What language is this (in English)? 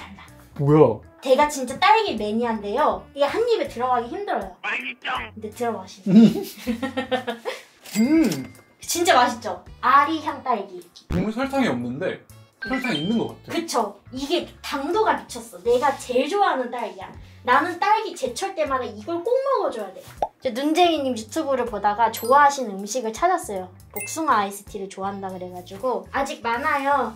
Korean